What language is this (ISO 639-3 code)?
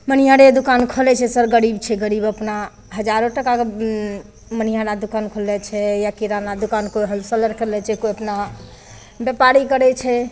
mai